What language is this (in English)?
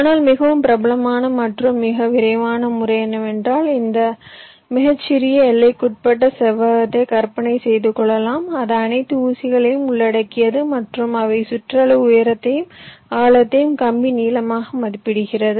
Tamil